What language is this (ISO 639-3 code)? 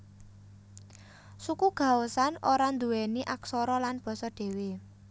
jav